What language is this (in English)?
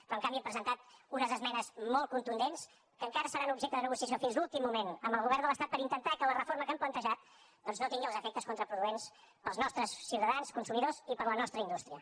Catalan